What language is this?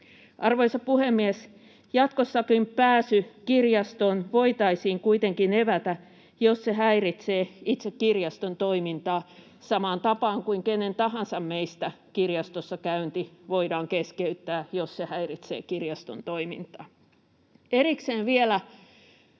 Finnish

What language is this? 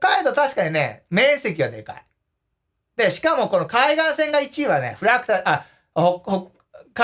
Japanese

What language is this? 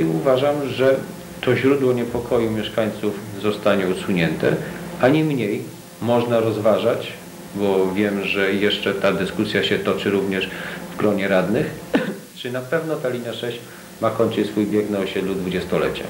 Polish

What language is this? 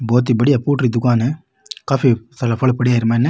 Rajasthani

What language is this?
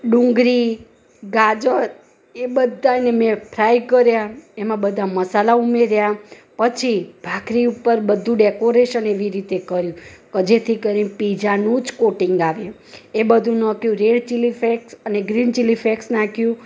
Gujarati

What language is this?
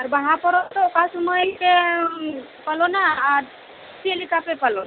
Santali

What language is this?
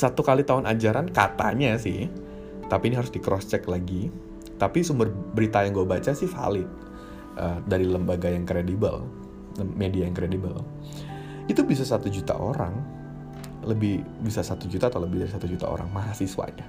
Indonesian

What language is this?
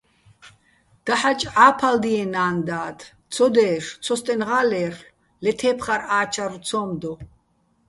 Bats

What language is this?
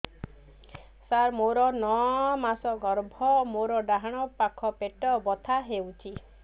Odia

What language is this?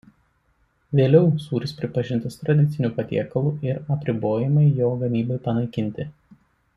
Lithuanian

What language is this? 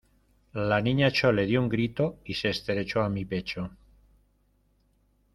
Spanish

